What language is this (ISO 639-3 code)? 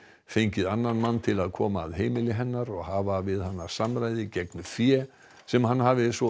isl